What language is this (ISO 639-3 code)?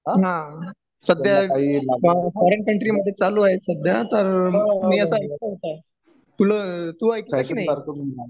mar